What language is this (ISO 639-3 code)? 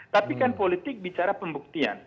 ind